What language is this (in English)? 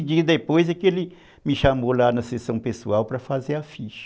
Portuguese